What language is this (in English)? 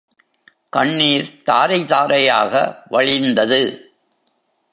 Tamil